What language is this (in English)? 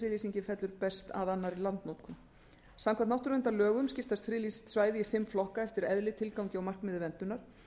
Icelandic